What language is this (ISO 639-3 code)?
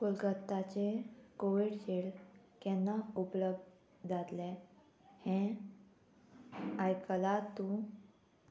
kok